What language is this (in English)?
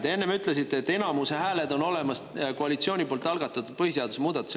Estonian